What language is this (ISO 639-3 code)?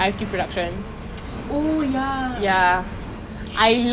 eng